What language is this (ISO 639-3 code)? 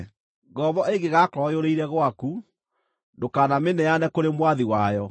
kik